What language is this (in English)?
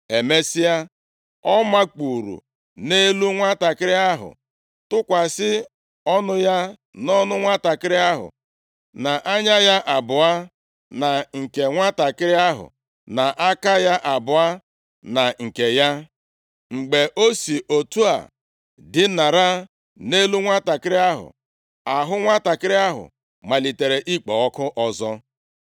Igbo